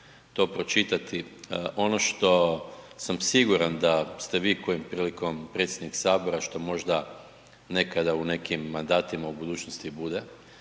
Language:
Croatian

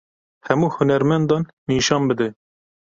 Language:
Kurdish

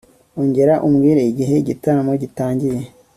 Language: Kinyarwanda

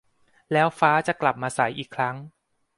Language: Thai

